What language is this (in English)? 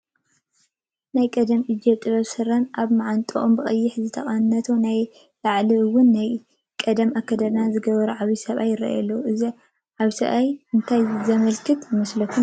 Tigrinya